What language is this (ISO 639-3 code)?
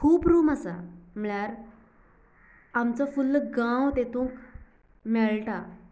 kok